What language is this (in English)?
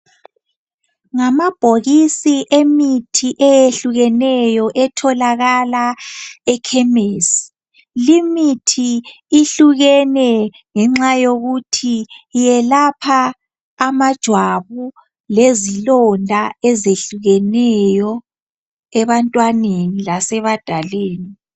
North Ndebele